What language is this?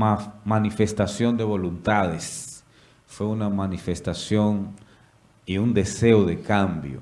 Spanish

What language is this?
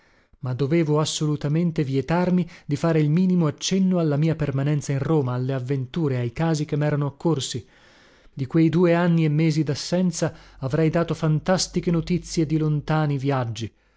Italian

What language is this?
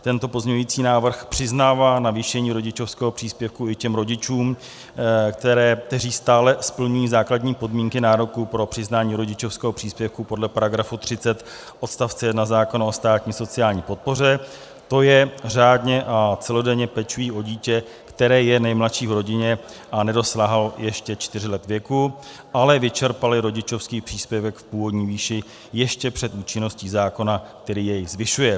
Czech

